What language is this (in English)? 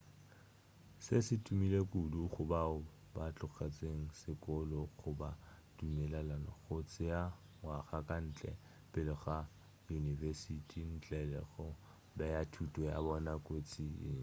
Northern Sotho